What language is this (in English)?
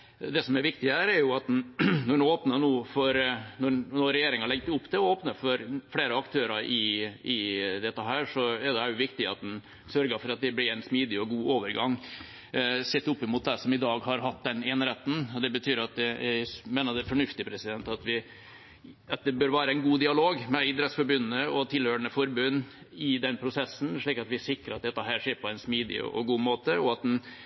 Norwegian Bokmål